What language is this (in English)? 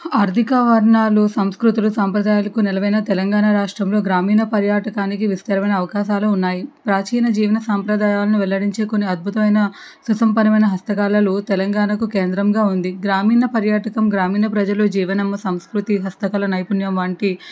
Telugu